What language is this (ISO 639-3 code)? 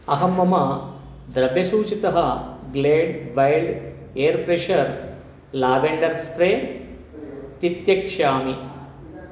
san